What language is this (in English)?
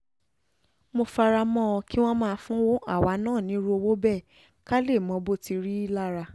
Yoruba